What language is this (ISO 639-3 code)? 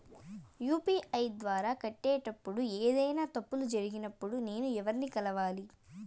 tel